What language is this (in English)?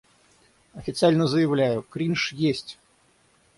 Russian